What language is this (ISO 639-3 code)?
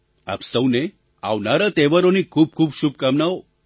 guj